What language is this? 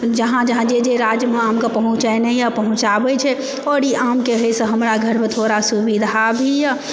Maithili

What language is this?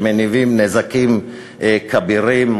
Hebrew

